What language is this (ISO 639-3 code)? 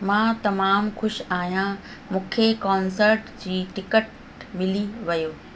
snd